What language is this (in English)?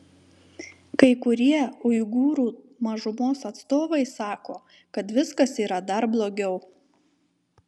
Lithuanian